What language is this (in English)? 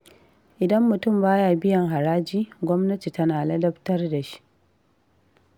Hausa